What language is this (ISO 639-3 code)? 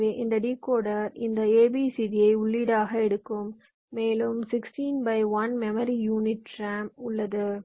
tam